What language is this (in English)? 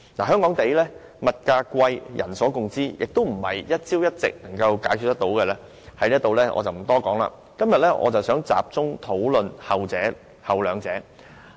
Cantonese